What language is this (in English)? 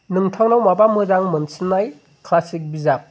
Bodo